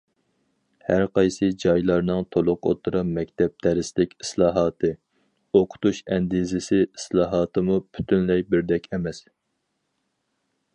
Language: Uyghur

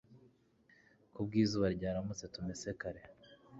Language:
Kinyarwanda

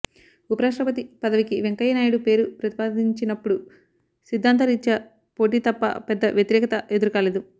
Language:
Telugu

